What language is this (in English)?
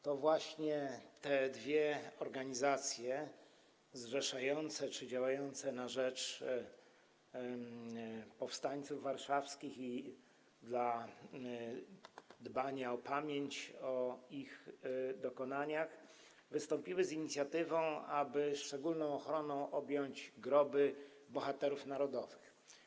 Polish